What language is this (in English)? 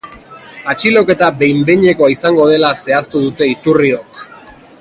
Basque